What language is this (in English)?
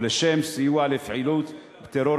Hebrew